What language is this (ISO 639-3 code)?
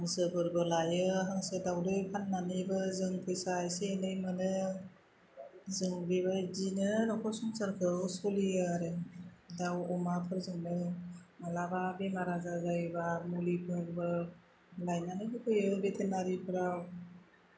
brx